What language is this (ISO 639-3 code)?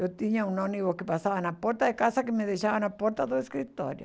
por